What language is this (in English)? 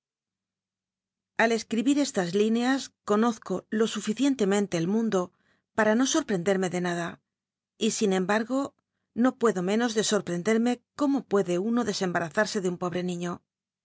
Spanish